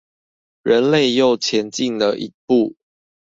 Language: Chinese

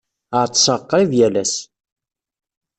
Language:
Kabyle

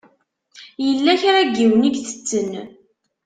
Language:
Kabyle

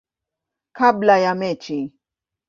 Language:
Swahili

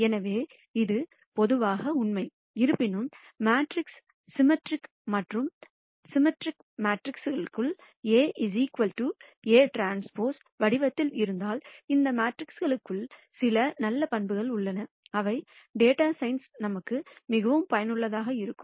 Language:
Tamil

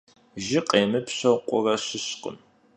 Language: Kabardian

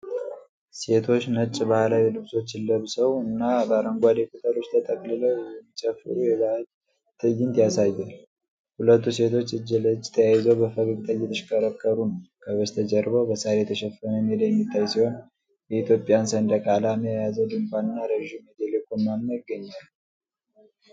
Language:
Amharic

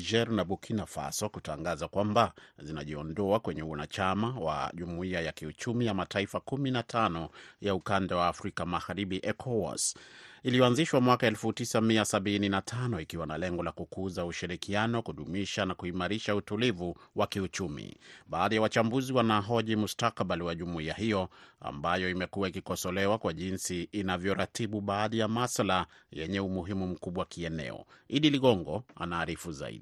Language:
Swahili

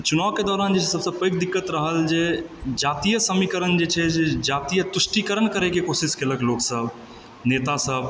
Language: Maithili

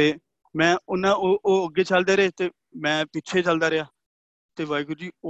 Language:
Punjabi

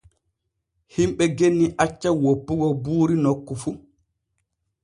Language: Borgu Fulfulde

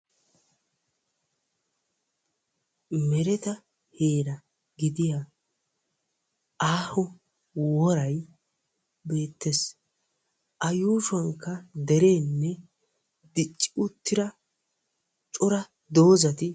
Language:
Wolaytta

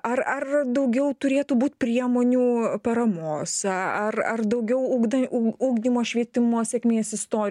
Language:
Lithuanian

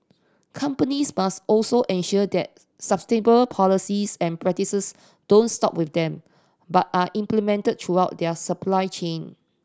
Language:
English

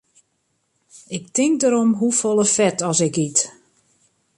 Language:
Western Frisian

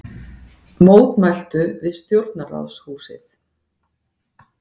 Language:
Icelandic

